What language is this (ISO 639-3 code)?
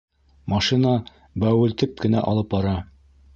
bak